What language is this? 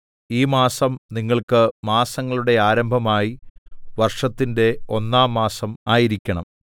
Malayalam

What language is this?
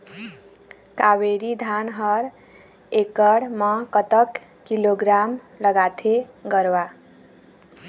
Chhattisgarhi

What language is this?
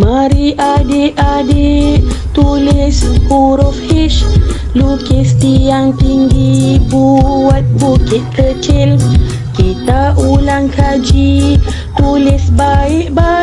Malay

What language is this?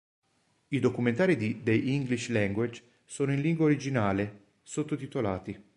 Italian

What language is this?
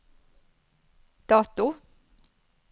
Norwegian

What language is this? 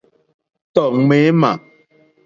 Mokpwe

